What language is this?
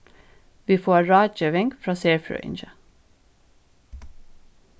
Faroese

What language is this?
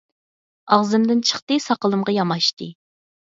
Uyghur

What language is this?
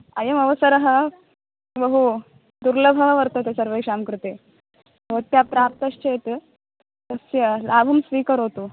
Sanskrit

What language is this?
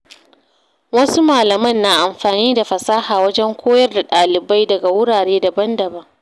Hausa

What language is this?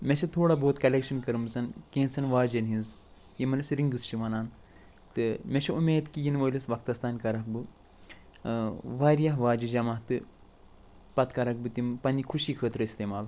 Kashmiri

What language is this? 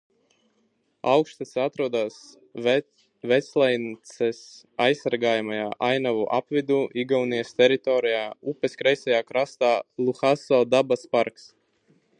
Latvian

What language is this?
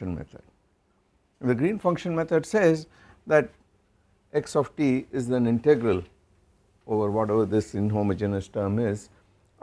English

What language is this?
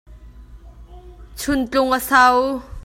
Hakha Chin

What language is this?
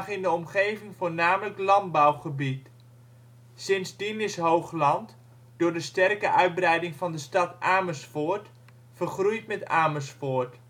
Dutch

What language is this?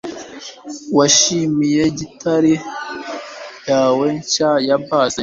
Kinyarwanda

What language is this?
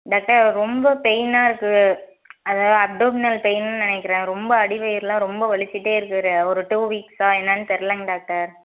Tamil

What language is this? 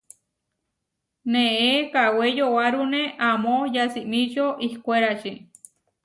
Huarijio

